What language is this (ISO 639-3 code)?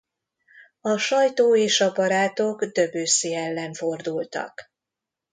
hun